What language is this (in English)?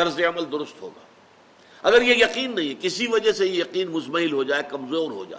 Urdu